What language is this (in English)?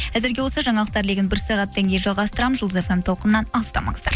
Kazakh